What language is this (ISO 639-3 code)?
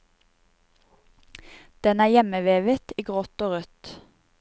nor